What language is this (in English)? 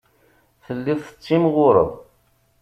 Kabyle